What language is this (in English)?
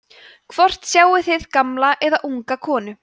Icelandic